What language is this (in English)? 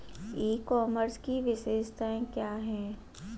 Hindi